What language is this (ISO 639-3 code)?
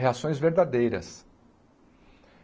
por